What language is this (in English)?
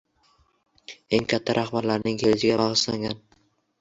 Uzbek